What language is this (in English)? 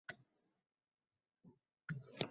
Uzbek